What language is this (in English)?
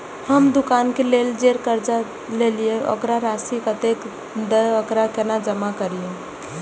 Maithili